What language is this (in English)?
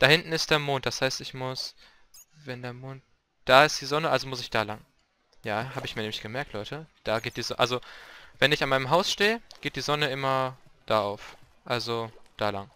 German